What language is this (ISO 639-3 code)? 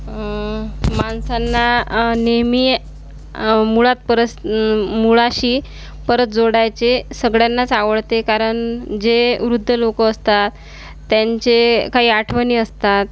mar